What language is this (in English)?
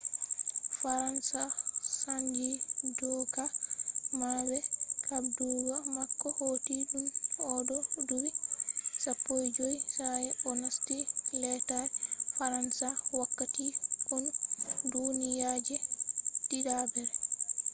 Fula